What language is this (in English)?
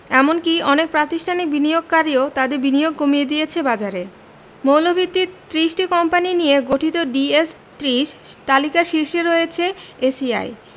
Bangla